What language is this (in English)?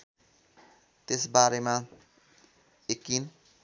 Nepali